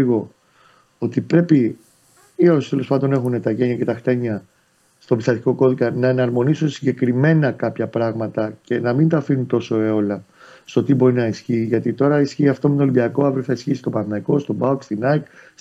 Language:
Greek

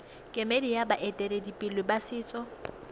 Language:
Tswana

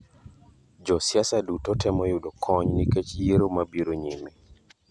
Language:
Luo (Kenya and Tanzania)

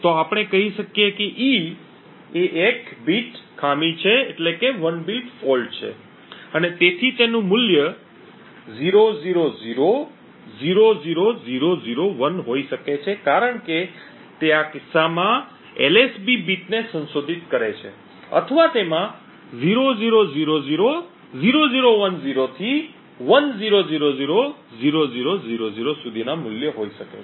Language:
Gujarati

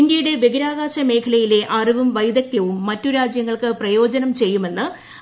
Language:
Malayalam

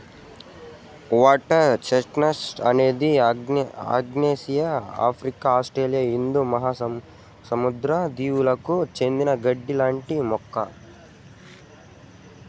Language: Telugu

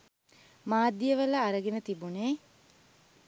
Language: Sinhala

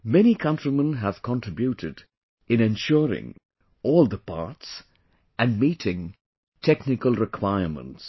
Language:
English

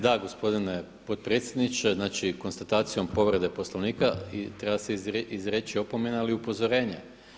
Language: Croatian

